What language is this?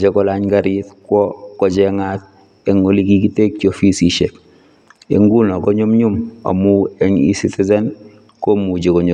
Kalenjin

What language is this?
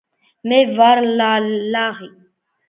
Georgian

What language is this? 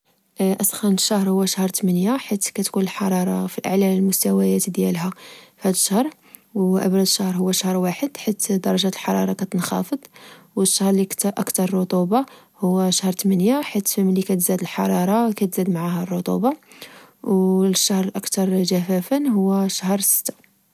Moroccan Arabic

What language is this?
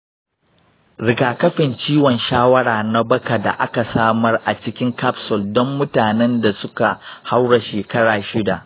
Hausa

